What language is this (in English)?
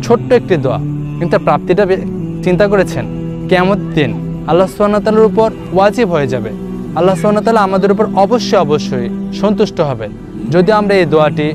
Indonesian